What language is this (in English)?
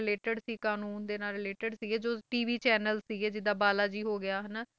Punjabi